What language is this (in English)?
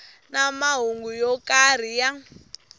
Tsonga